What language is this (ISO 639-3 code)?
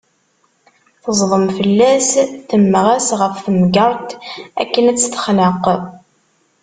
kab